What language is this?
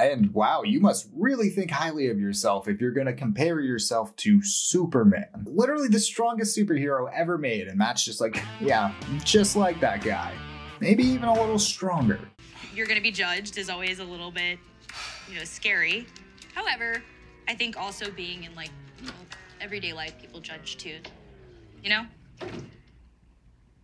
English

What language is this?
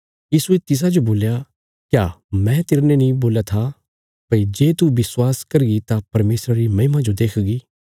Bilaspuri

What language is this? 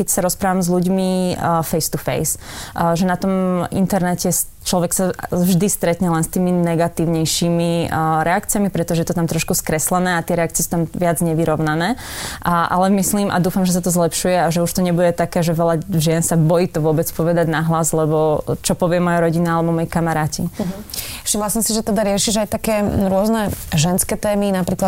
Slovak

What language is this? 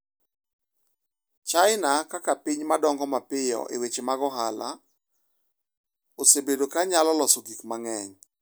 Luo (Kenya and Tanzania)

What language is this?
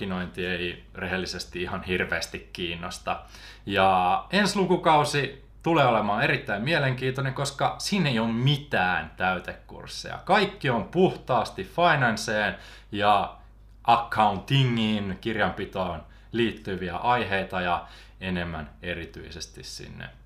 Finnish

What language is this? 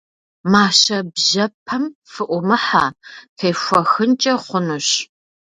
Kabardian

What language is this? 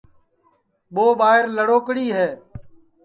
Sansi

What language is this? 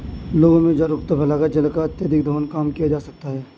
Hindi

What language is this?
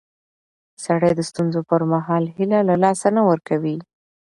Pashto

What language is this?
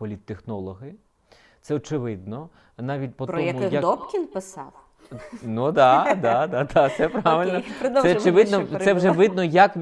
Ukrainian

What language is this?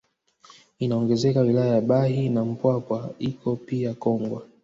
Swahili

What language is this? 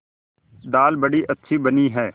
Hindi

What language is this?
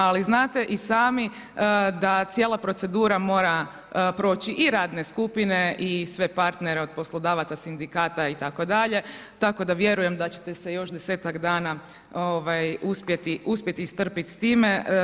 Croatian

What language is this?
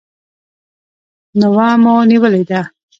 Pashto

